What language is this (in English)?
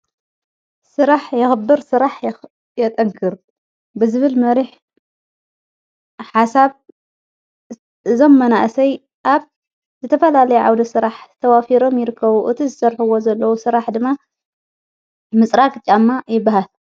Tigrinya